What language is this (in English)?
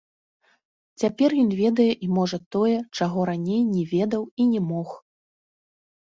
Belarusian